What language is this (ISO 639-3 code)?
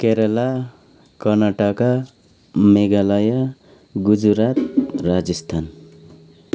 nep